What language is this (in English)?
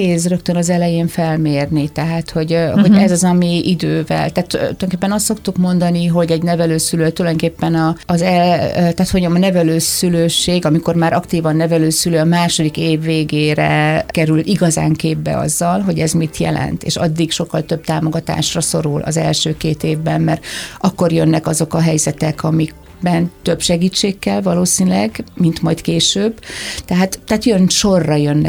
Hungarian